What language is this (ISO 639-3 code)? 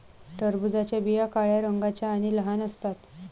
mar